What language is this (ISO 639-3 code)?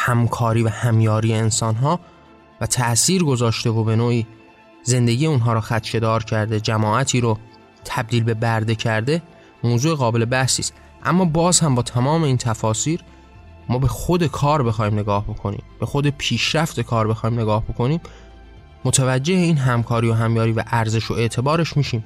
fas